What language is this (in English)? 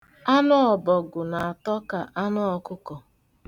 Igbo